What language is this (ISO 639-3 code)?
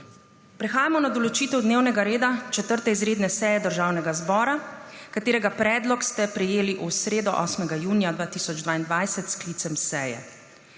slv